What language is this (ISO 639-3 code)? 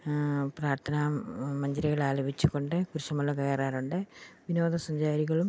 mal